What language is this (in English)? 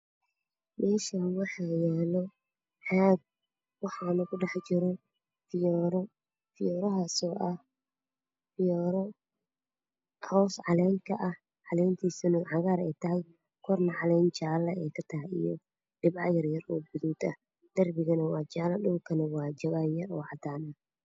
Somali